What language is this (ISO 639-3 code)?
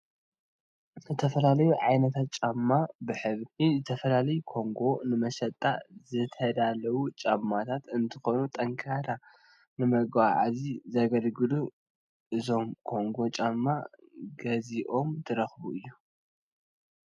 tir